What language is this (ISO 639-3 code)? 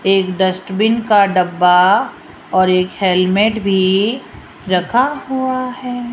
hin